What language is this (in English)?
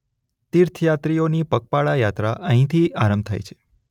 Gujarati